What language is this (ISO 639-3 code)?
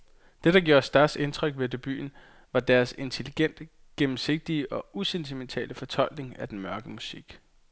dan